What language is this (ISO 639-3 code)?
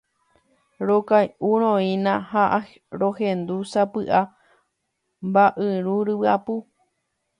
grn